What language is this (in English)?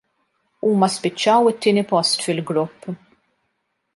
Maltese